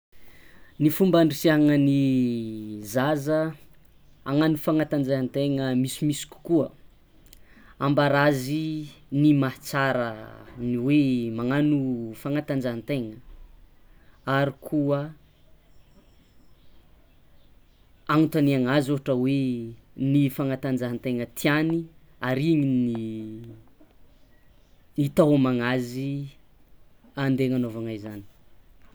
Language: Tsimihety Malagasy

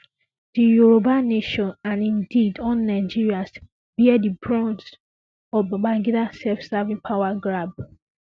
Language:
Nigerian Pidgin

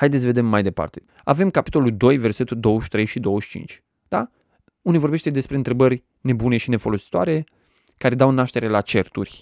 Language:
Romanian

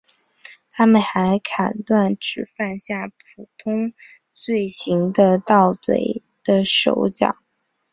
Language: Chinese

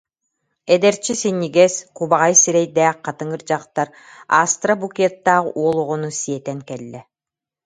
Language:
Yakut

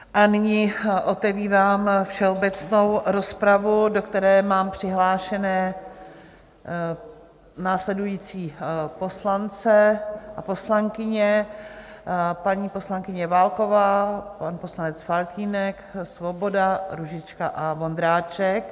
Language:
Czech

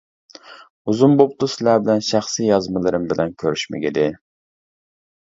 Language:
Uyghur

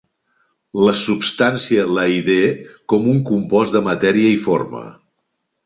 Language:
Catalan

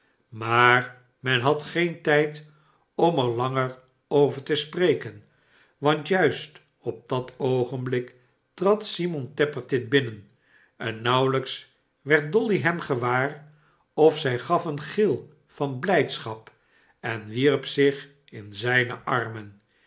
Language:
Dutch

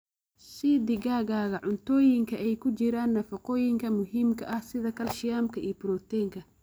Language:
Somali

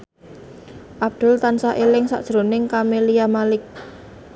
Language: Javanese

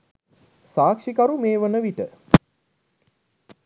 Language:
Sinhala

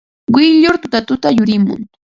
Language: Ambo-Pasco Quechua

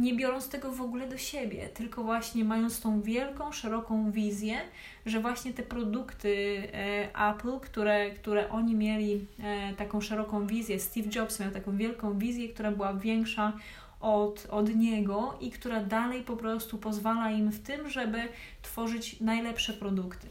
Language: Polish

